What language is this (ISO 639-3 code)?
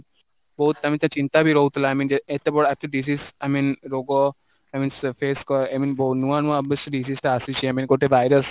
ori